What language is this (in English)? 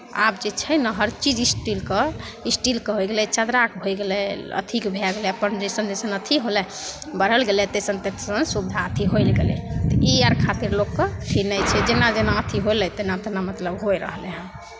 Maithili